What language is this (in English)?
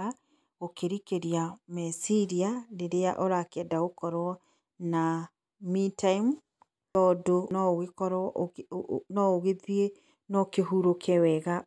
Kikuyu